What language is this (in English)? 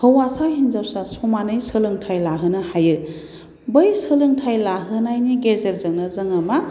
Bodo